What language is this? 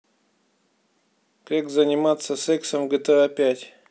Russian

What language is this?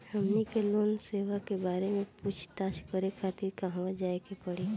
Bhojpuri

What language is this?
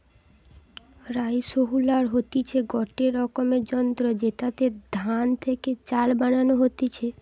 Bangla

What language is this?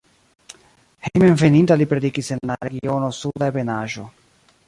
Esperanto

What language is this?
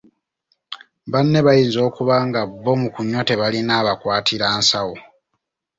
Ganda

